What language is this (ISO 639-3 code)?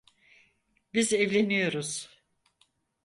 tur